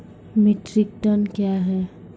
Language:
Maithili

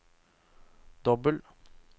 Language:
Norwegian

